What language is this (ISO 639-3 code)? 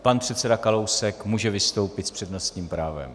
ces